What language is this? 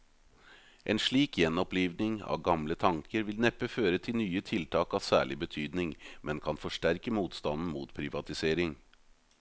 Norwegian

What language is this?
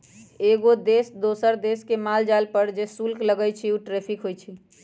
Magahi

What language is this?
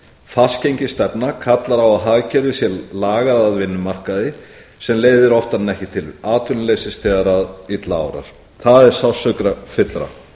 Icelandic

